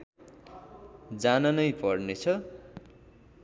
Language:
Nepali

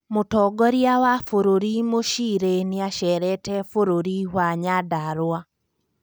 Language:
Kikuyu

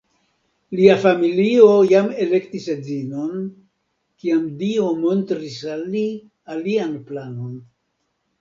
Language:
Esperanto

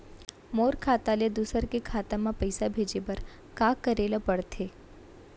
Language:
Chhattisgarhi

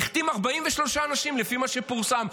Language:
Hebrew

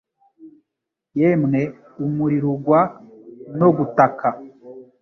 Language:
Kinyarwanda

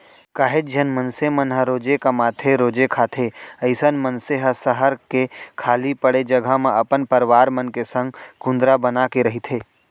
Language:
Chhattisgarhi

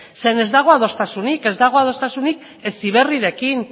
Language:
Basque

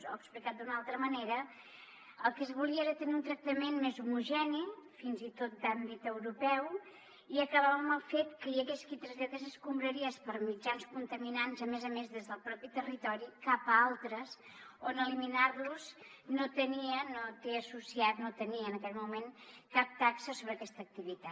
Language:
Catalan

